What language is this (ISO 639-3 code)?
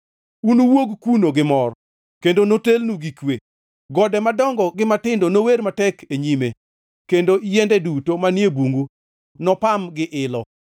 luo